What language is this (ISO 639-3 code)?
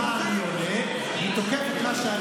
heb